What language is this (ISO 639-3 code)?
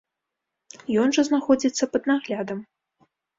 bel